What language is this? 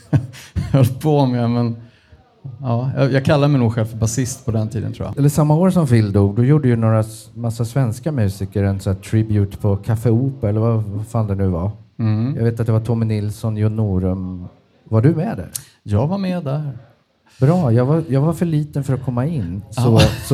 Swedish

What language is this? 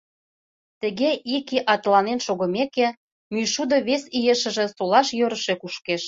Mari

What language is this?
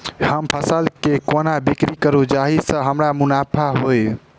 Maithili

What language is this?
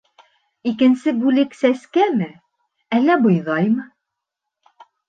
Bashkir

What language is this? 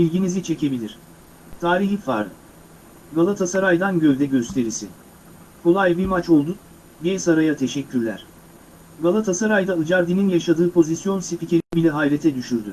Turkish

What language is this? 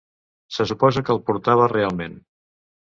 Catalan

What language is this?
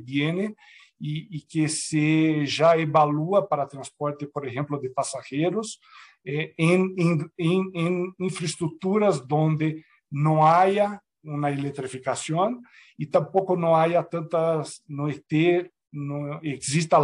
Spanish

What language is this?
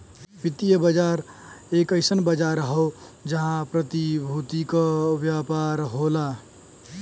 Bhojpuri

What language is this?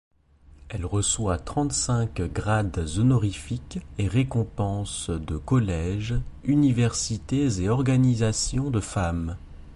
French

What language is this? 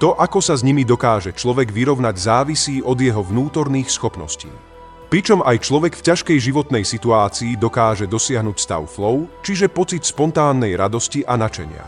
Slovak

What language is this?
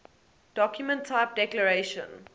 English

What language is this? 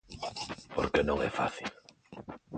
Galician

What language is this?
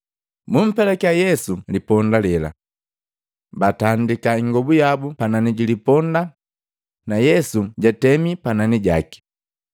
Matengo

